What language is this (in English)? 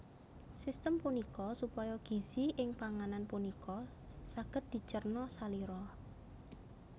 Javanese